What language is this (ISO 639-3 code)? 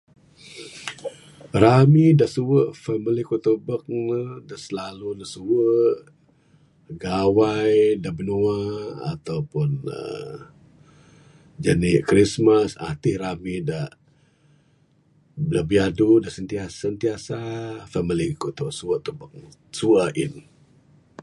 sdo